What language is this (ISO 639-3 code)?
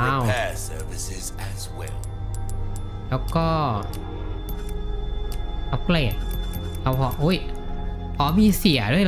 tha